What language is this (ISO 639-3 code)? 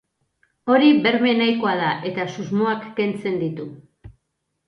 eus